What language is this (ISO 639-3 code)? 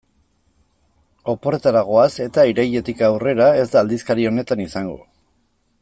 eus